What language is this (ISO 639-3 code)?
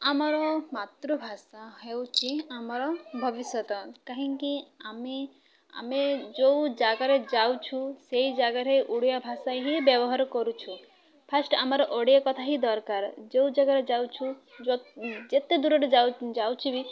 ori